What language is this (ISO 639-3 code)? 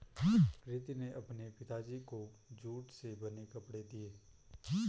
hin